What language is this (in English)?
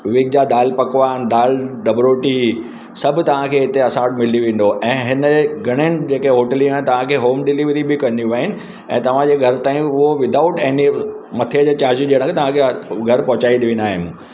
Sindhi